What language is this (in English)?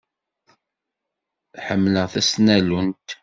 Kabyle